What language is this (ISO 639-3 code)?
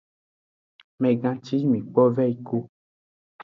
ajg